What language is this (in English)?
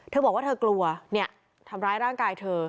Thai